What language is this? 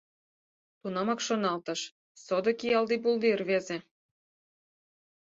Mari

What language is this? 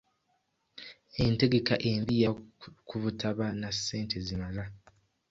Ganda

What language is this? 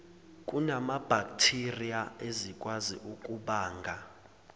Zulu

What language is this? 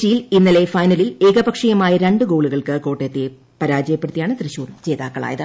Malayalam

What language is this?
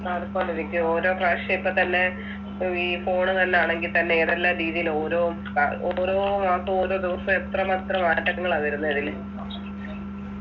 Malayalam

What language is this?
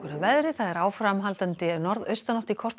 Icelandic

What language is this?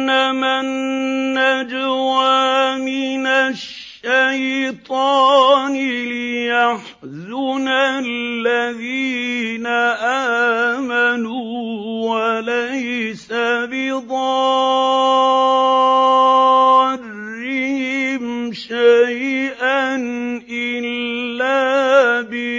Arabic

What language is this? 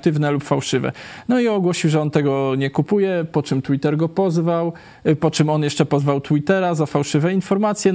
Polish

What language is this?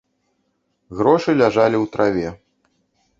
Belarusian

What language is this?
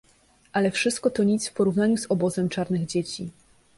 Polish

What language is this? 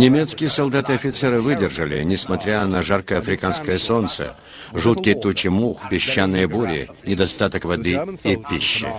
Russian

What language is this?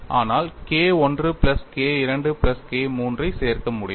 Tamil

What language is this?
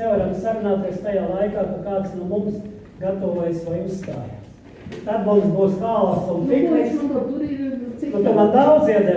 Portuguese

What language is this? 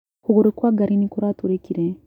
Kikuyu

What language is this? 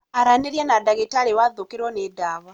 Kikuyu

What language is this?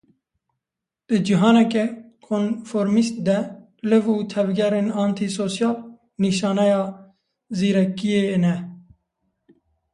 Kurdish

